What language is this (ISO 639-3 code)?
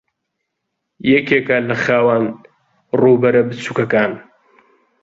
ckb